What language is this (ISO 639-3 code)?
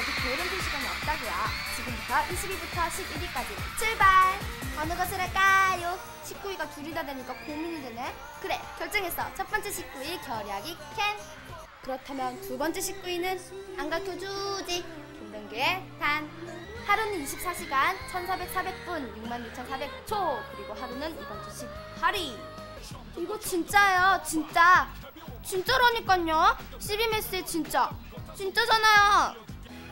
kor